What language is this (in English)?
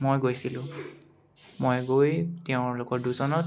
Assamese